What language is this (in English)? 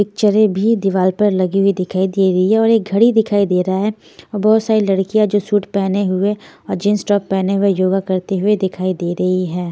Hindi